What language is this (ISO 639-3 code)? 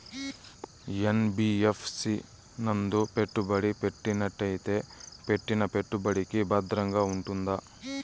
tel